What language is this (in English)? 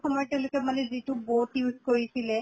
Assamese